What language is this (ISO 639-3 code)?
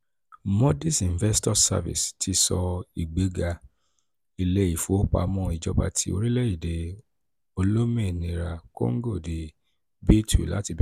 yor